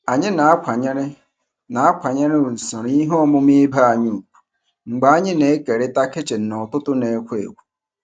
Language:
Igbo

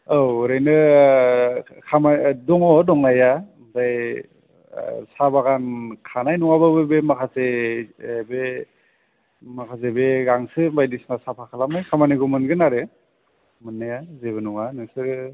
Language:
Bodo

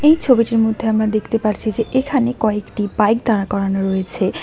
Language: Bangla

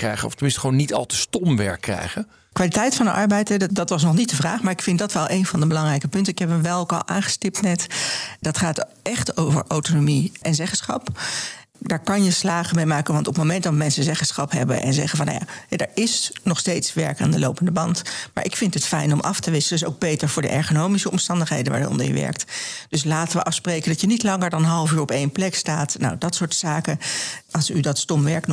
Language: Dutch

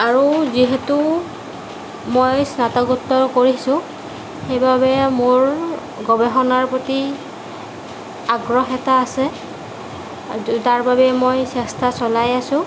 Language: Assamese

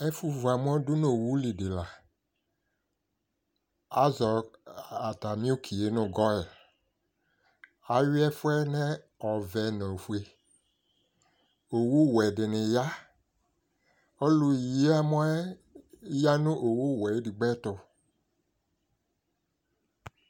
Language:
Ikposo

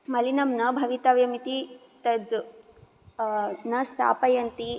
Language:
Sanskrit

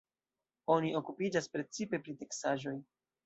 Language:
Esperanto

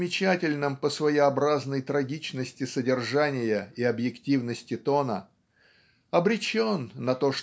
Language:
Russian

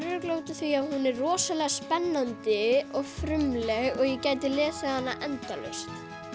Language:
Icelandic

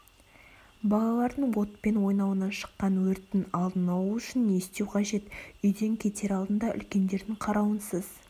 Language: Kazakh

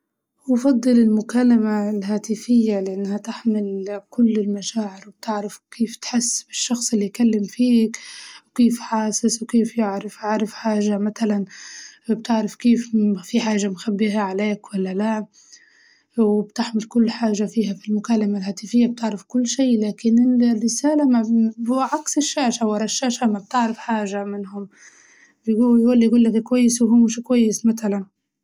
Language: Libyan Arabic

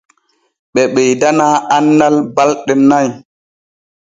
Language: Borgu Fulfulde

